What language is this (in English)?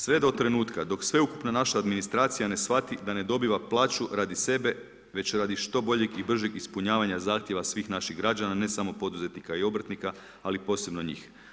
Croatian